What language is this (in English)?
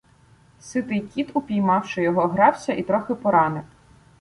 Ukrainian